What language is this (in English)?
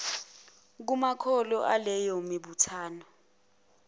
Zulu